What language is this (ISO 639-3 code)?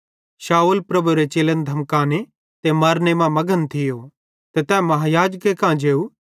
bhd